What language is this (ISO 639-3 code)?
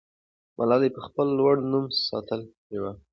pus